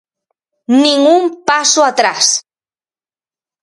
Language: Galician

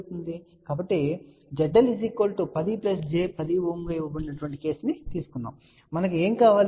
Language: Telugu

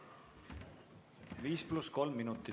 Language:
Estonian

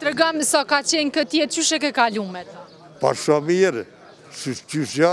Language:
Romanian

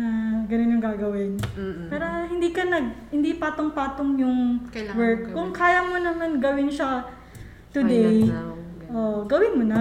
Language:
Filipino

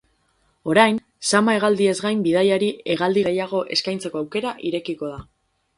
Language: Basque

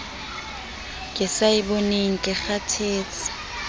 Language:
Southern Sotho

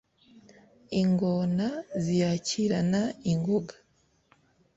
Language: Kinyarwanda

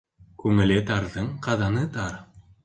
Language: Bashkir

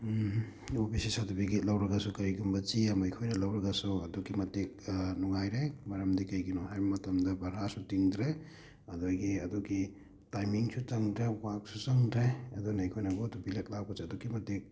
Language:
Manipuri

